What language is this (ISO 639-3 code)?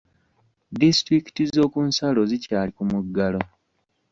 lug